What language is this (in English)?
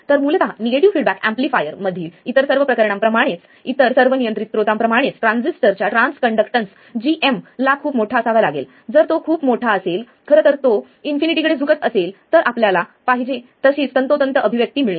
Marathi